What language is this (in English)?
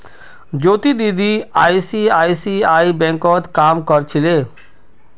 Magahi